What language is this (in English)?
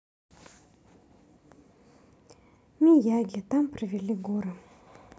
Russian